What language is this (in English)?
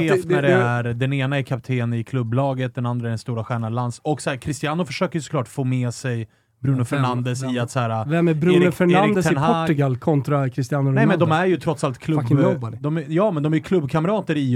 Swedish